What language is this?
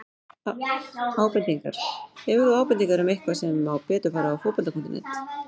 Icelandic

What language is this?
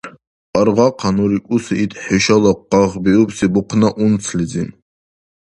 Dargwa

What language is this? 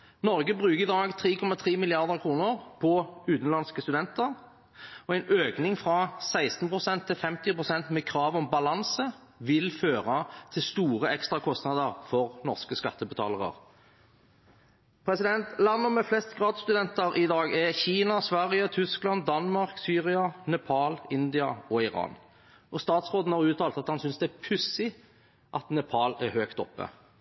Norwegian Bokmål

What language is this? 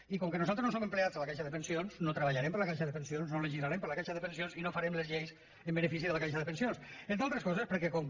Catalan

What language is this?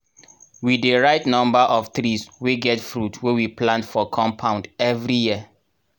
Nigerian Pidgin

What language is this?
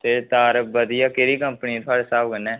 Dogri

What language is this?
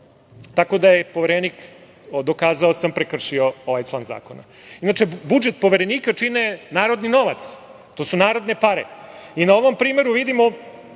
Serbian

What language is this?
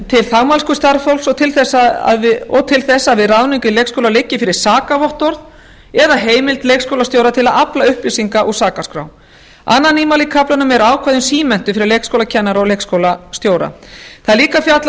Icelandic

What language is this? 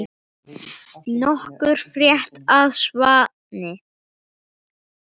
Icelandic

